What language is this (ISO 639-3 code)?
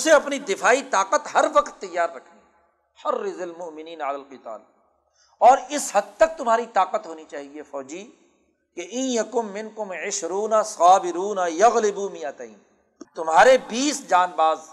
urd